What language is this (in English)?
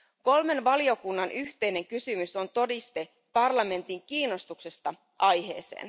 Finnish